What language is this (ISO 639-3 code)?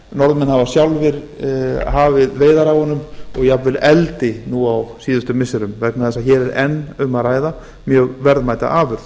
isl